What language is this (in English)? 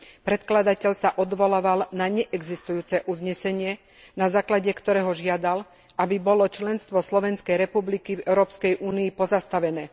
Slovak